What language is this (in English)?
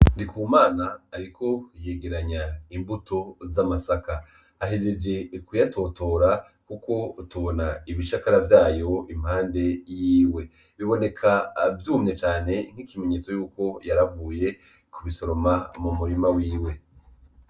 Rundi